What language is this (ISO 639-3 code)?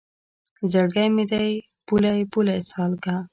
pus